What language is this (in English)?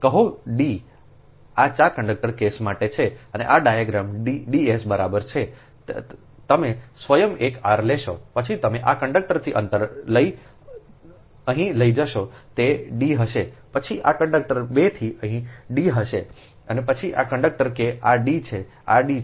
Gujarati